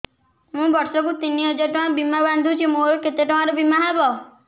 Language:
Odia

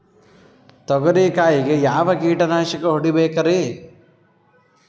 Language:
Kannada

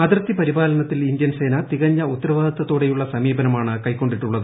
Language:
Malayalam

